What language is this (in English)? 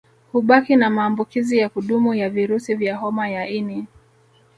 Swahili